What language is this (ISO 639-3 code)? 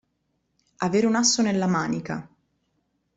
ita